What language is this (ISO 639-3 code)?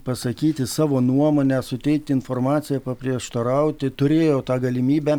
lit